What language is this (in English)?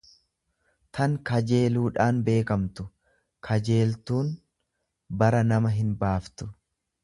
Oromo